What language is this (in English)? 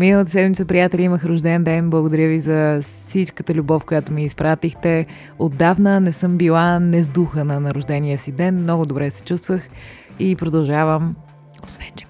Bulgarian